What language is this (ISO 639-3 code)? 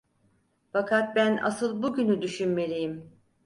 tur